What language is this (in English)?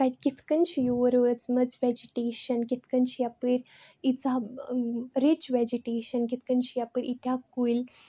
Kashmiri